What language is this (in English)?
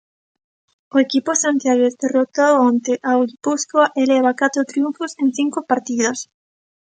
Galician